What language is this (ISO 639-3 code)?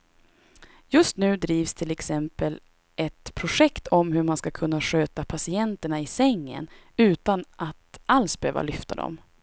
swe